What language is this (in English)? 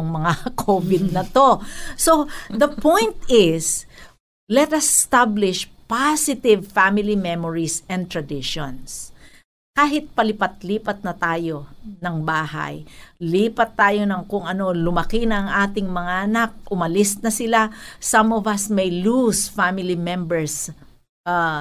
Filipino